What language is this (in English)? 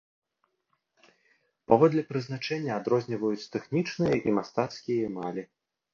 Belarusian